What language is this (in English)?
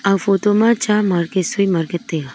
Wancho Naga